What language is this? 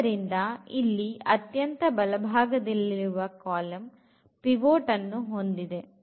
Kannada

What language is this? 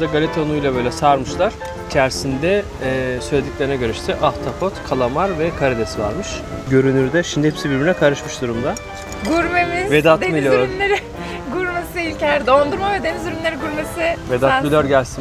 Turkish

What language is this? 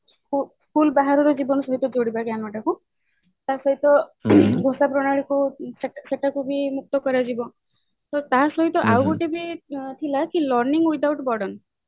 Odia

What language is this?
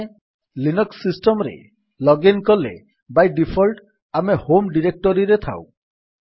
Odia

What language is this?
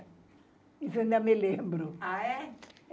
Portuguese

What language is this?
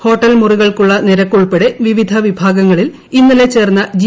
Malayalam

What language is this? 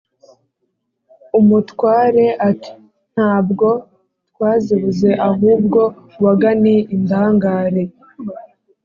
Kinyarwanda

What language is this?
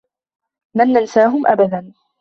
Arabic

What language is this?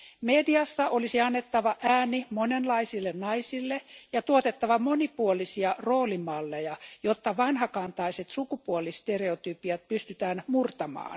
Finnish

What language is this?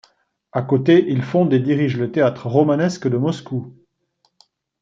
French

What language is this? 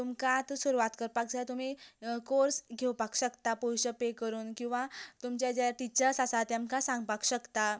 Konkani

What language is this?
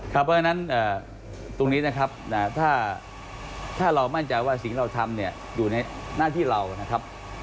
Thai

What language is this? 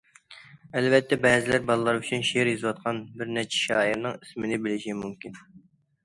Uyghur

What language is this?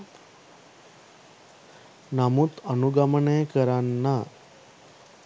Sinhala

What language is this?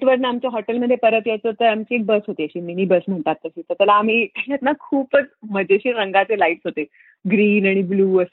Marathi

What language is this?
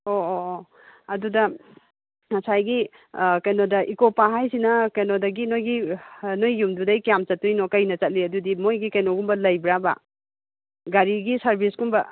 Manipuri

